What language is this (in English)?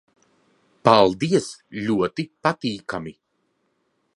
Latvian